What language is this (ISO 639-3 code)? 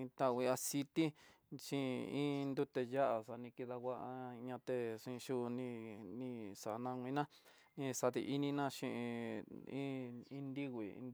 mtx